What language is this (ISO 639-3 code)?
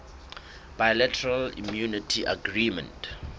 sot